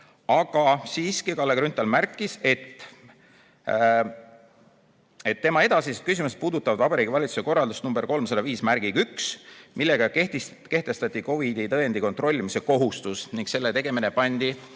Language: Estonian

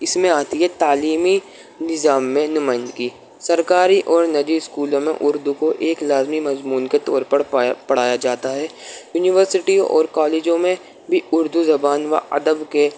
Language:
Urdu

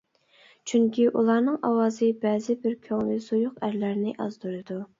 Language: Uyghur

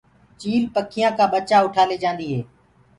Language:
Gurgula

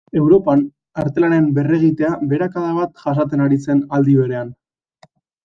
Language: Basque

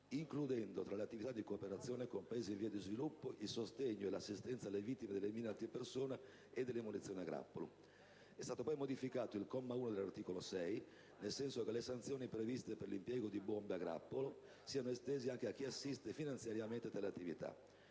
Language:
Italian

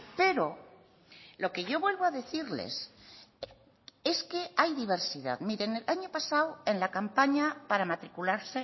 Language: Spanish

